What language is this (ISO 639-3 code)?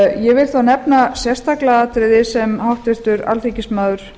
isl